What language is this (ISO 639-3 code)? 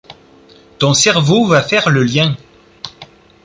fra